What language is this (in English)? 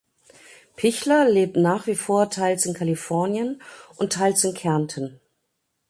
German